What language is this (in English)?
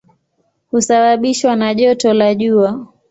Swahili